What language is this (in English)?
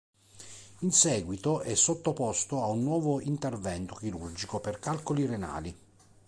Italian